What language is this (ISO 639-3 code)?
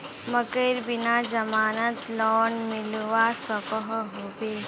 mag